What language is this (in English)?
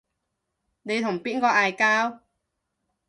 Cantonese